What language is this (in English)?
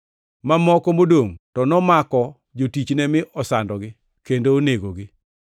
Luo (Kenya and Tanzania)